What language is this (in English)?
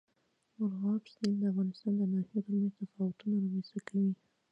Pashto